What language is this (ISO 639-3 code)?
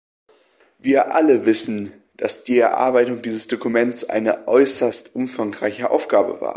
deu